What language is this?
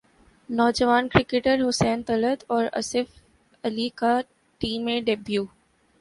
Urdu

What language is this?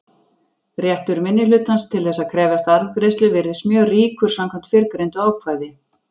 Icelandic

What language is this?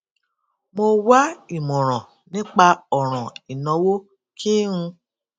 Yoruba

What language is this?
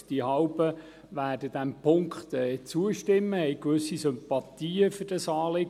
Swiss German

